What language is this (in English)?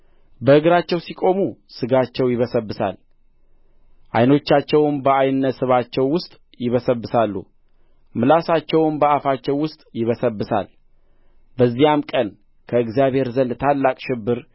Amharic